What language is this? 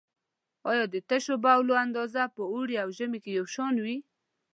Pashto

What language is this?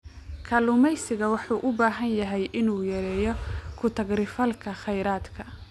Somali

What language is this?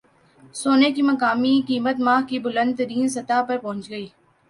Urdu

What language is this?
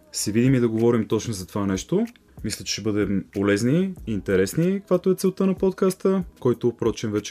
Bulgarian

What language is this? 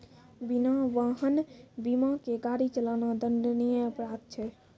Maithili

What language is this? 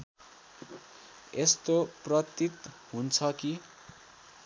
Nepali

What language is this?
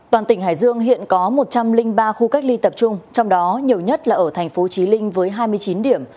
Vietnamese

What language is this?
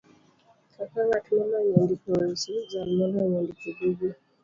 Luo (Kenya and Tanzania)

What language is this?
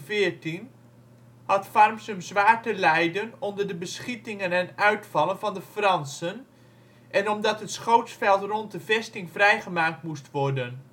Dutch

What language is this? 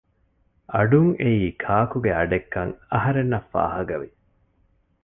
Divehi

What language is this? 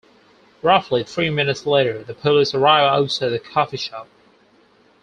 English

